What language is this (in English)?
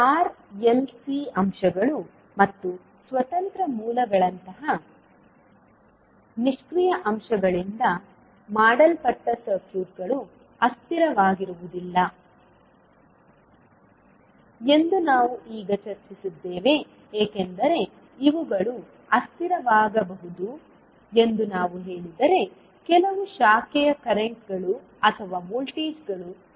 Kannada